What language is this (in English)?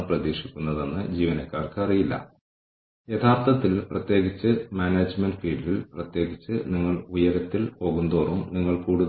Malayalam